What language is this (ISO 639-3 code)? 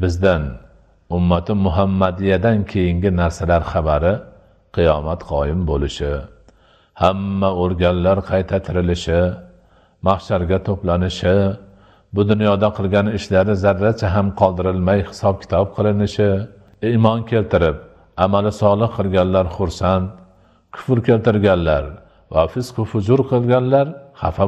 nld